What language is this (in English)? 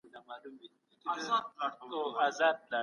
Pashto